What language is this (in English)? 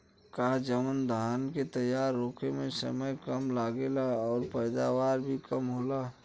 Bhojpuri